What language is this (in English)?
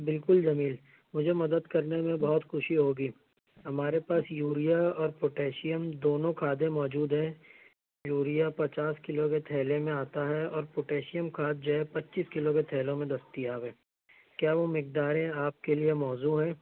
Urdu